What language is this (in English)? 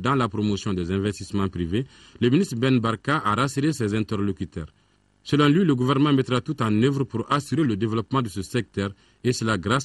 French